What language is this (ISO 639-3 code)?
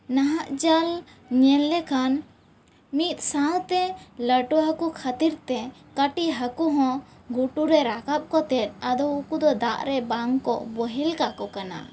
sat